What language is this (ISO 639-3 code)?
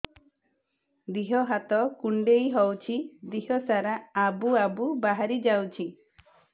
ori